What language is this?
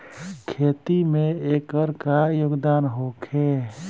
Bhojpuri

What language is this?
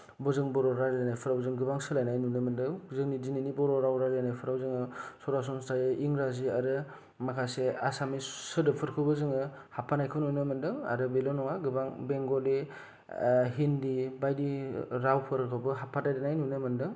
Bodo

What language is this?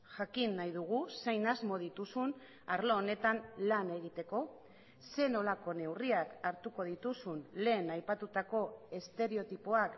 Basque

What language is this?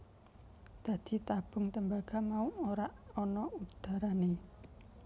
Javanese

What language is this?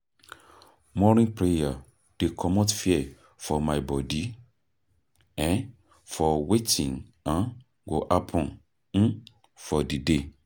Nigerian Pidgin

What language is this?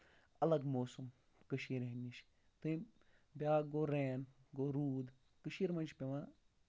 Kashmiri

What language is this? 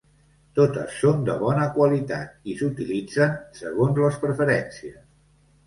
Catalan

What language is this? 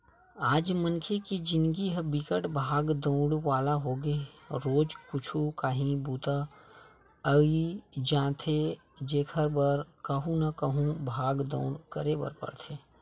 Chhattisgarhi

